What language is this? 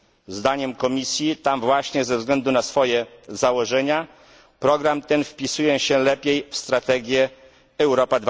Polish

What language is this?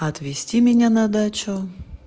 Russian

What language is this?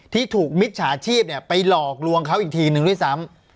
Thai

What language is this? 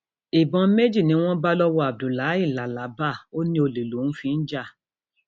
Yoruba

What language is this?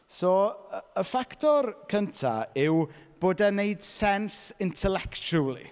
Welsh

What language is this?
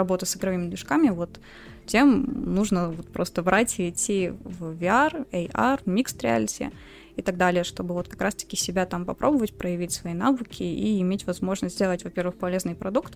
Russian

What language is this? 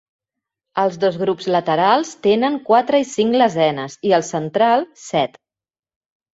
Catalan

